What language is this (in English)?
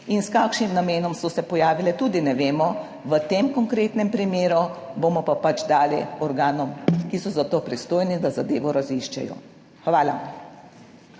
Slovenian